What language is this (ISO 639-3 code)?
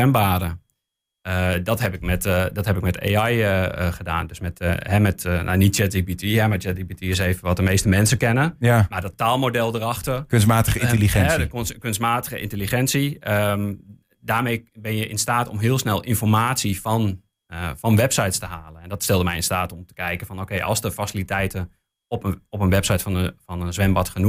nld